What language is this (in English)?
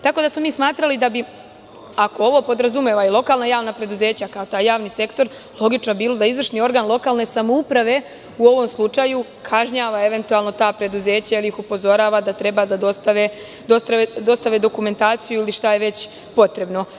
Serbian